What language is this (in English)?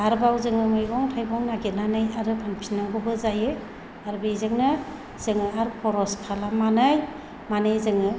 Bodo